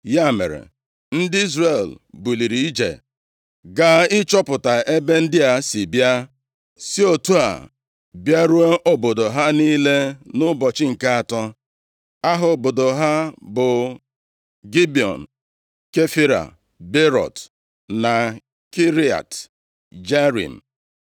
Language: Igbo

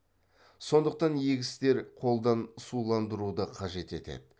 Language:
Kazakh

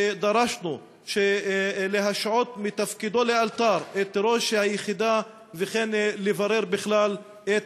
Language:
Hebrew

